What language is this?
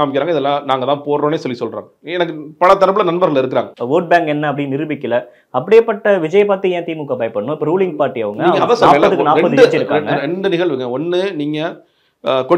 Tamil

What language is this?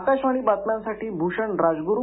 Marathi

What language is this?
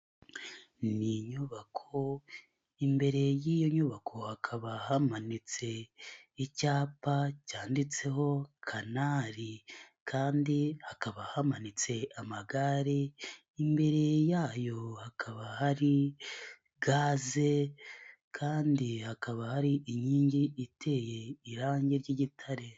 Kinyarwanda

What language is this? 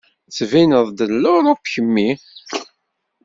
Kabyle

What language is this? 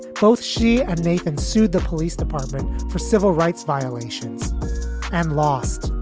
English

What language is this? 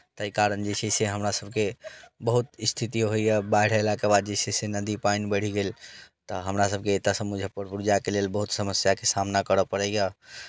Maithili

